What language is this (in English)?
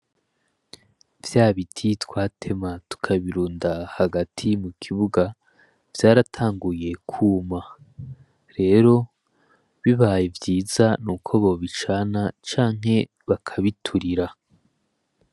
Rundi